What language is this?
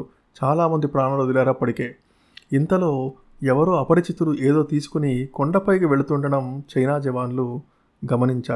Telugu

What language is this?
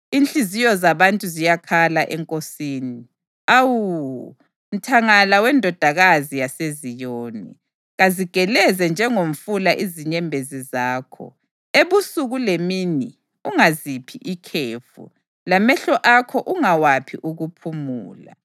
North Ndebele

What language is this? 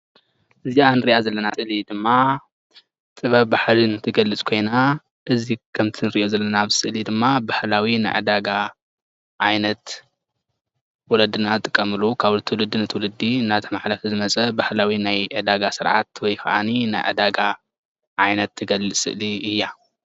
Tigrinya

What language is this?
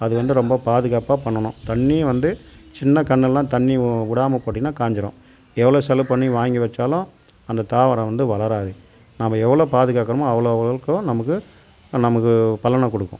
Tamil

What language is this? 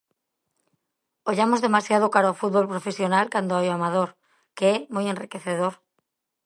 Galician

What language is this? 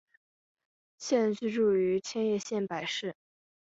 Chinese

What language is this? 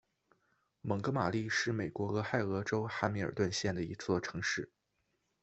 Chinese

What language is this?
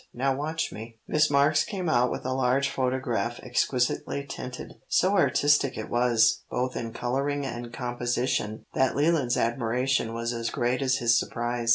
English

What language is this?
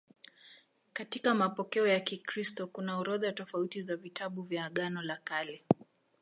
Swahili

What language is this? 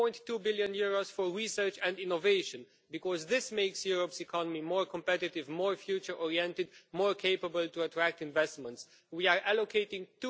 English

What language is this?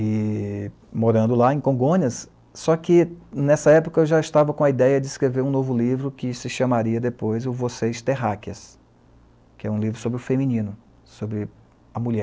Portuguese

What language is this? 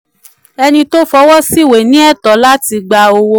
Yoruba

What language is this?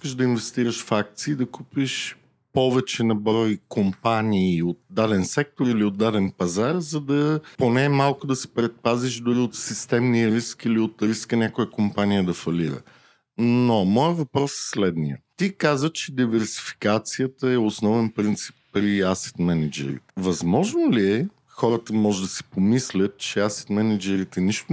Bulgarian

